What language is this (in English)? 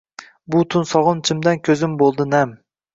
Uzbek